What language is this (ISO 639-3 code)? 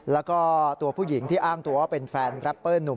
tha